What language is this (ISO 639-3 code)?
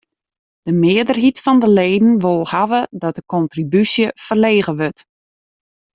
fry